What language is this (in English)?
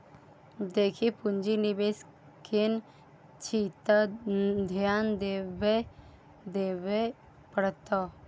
Maithili